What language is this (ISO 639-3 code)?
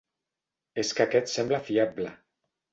cat